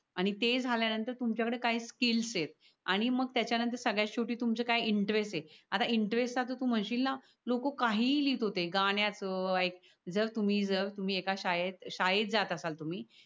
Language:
Marathi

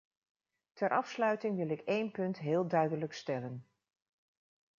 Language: Dutch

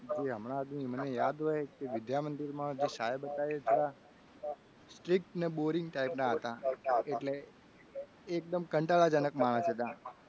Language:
Gujarati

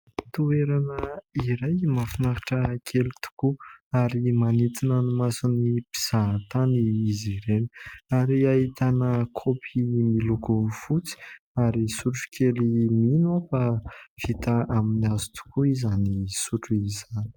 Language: Malagasy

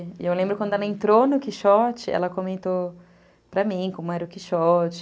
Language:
Portuguese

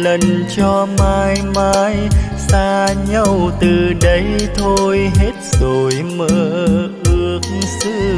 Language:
Vietnamese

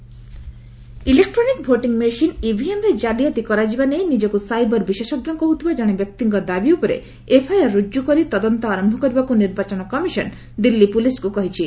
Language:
Odia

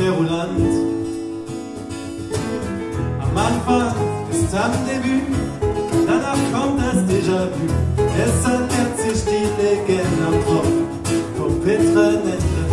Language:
Dutch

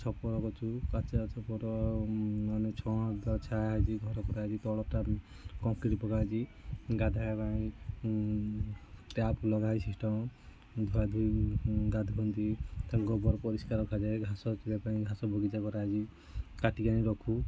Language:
Odia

